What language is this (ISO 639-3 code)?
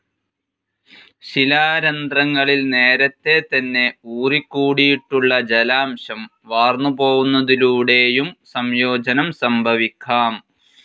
mal